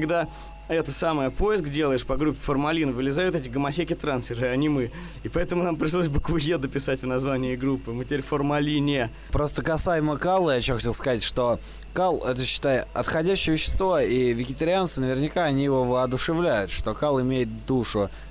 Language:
Russian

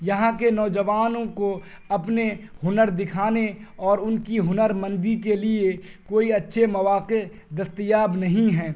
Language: Urdu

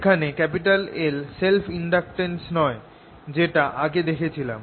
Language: Bangla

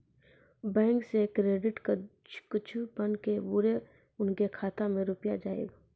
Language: Maithili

